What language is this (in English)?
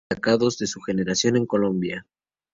Spanish